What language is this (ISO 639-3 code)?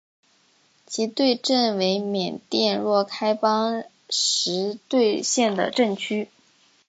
zho